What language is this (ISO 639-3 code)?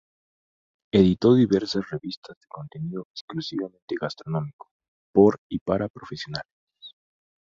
spa